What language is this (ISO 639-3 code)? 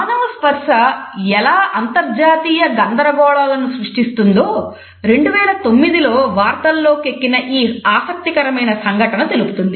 tel